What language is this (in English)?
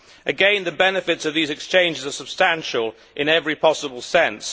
English